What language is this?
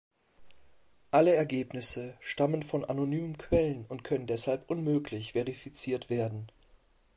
German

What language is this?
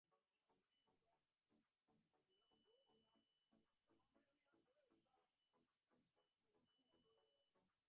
Bangla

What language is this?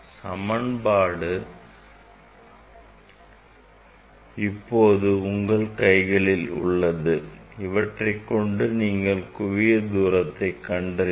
Tamil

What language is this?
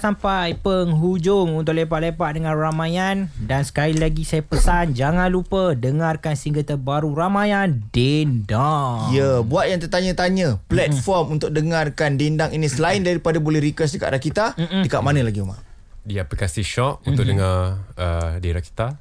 Malay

